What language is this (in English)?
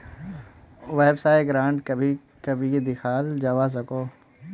Magahi